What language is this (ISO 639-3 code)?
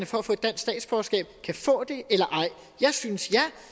dan